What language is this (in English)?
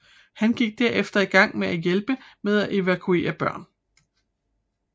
Danish